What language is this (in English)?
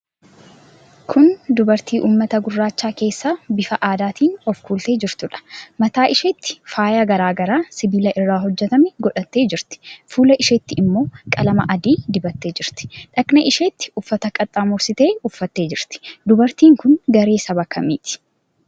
Oromo